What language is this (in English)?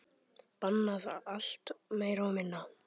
Icelandic